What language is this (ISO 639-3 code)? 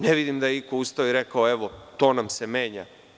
srp